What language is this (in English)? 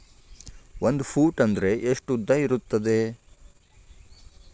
Kannada